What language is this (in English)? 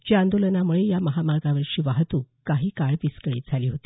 Marathi